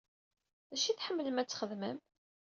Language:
Kabyle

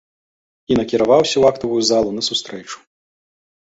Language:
Belarusian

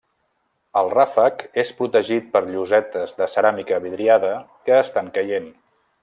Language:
Catalan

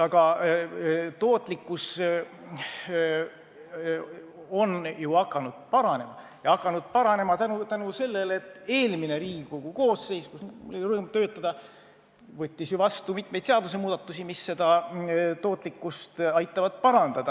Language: Estonian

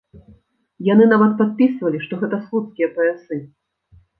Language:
Belarusian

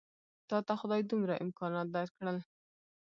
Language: Pashto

